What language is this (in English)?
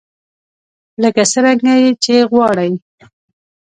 Pashto